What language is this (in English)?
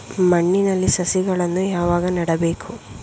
Kannada